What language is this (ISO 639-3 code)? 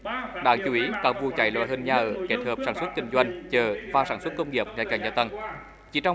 vie